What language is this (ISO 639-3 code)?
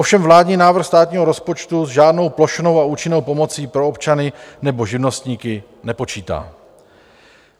ces